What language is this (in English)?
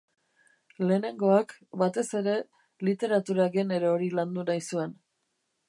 Basque